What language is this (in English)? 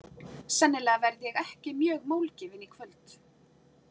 Icelandic